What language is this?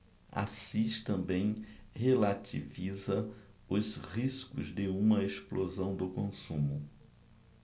Portuguese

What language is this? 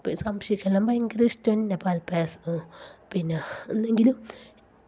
Malayalam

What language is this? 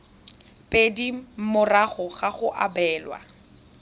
Tswana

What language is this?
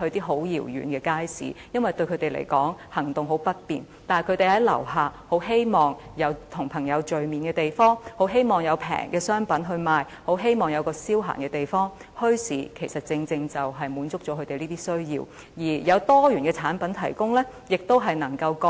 Cantonese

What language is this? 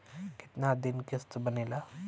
Bhojpuri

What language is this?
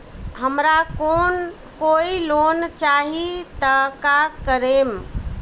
Bhojpuri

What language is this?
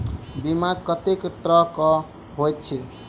Maithili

